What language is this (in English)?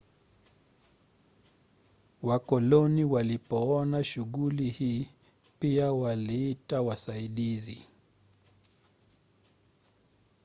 Swahili